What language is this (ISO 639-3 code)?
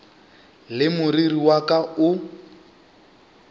nso